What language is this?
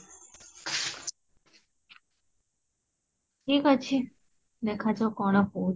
Odia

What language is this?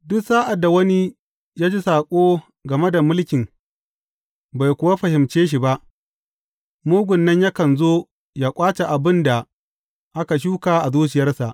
Hausa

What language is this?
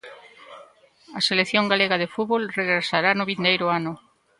Galician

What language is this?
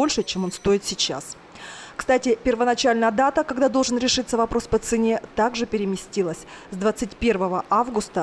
Russian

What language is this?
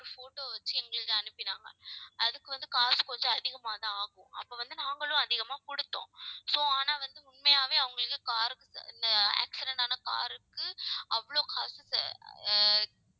Tamil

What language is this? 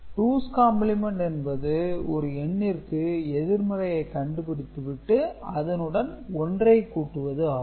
Tamil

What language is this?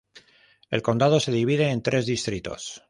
Spanish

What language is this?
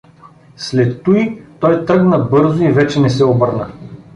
Bulgarian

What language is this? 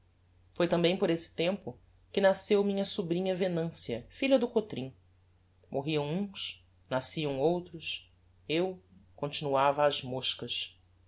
Portuguese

